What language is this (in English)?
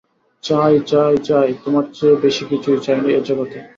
Bangla